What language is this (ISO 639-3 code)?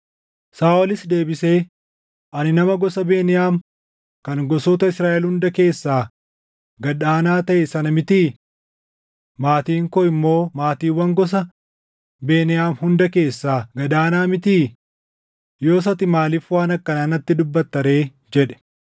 orm